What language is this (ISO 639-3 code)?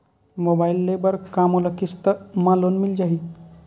hne